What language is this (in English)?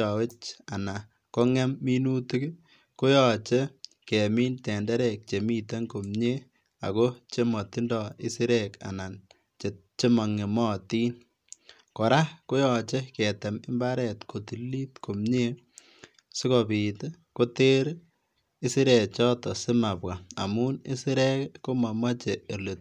Kalenjin